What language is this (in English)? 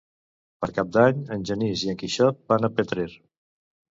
Catalan